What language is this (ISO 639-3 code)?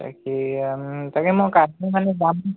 asm